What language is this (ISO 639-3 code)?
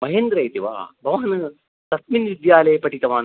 san